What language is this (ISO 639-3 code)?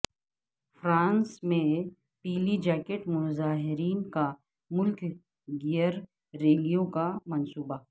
urd